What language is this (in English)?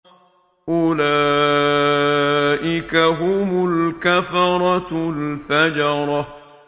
Arabic